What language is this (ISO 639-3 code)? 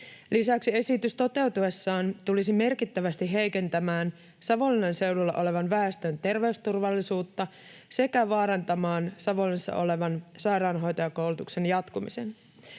fin